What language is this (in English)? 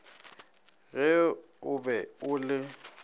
Northern Sotho